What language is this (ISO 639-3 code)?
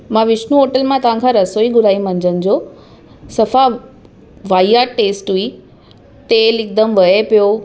snd